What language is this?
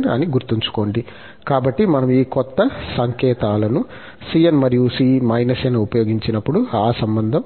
Telugu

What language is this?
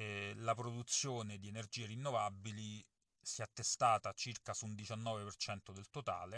Italian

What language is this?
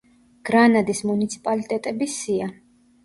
Georgian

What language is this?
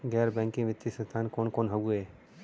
Bhojpuri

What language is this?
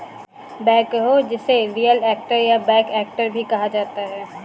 Hindi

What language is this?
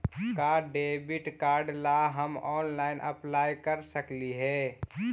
Magahi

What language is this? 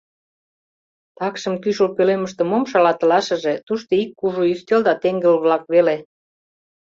Mari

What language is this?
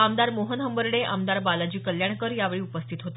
Marathi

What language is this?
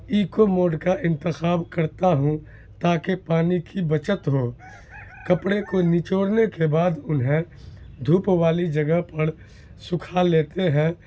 Urdu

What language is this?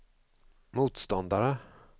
Swedish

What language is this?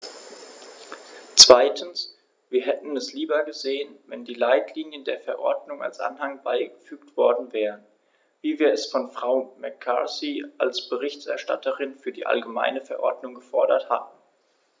German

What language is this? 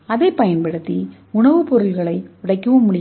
Tamil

